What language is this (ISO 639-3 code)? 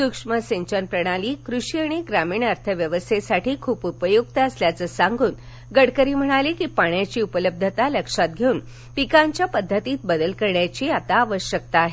mar